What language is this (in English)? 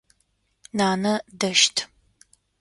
Adyghe